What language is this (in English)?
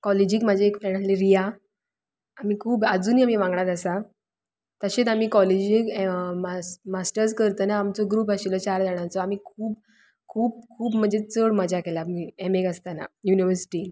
Konkani